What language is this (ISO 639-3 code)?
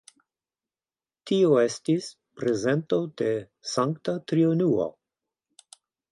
epo